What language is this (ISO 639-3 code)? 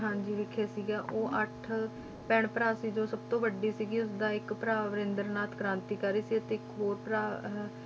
pan